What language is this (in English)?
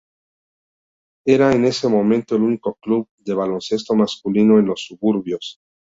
Spanish